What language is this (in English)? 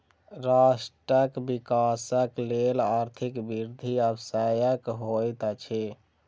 Maithili